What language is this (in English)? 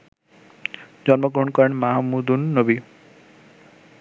Bangla